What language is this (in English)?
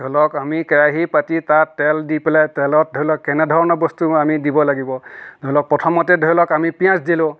Assamese